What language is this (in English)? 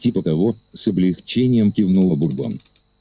Russian